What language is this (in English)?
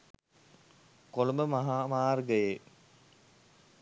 Sinhala